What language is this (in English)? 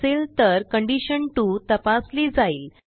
Marathi